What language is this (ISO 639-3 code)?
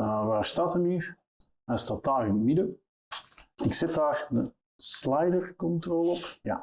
nld